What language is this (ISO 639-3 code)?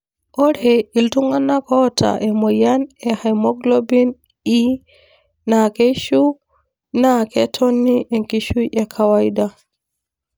mas